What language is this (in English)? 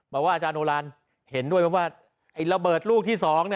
Thai